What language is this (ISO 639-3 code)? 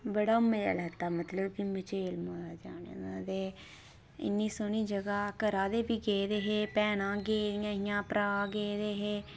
doi